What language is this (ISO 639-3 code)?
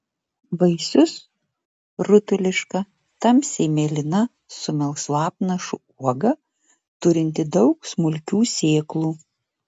lit